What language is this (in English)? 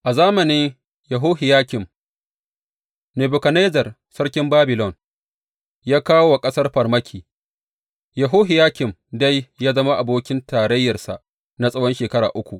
Hausa